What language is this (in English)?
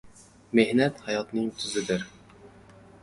Uzbek